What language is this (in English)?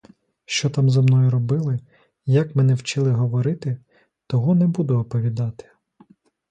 Ukrainian